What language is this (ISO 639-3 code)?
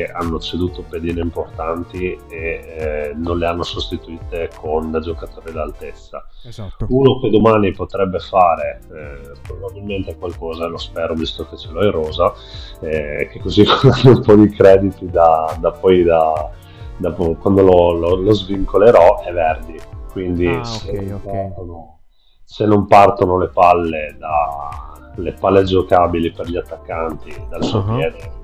ita